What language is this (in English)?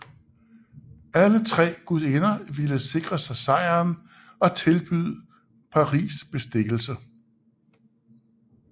Danish